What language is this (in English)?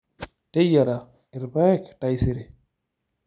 Masai